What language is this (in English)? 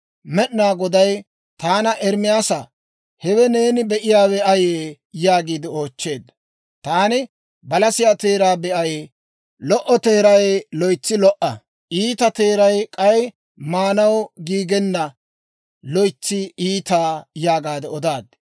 Dawro